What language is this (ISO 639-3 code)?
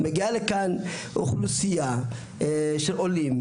heb